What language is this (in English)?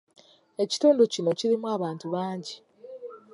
Ganda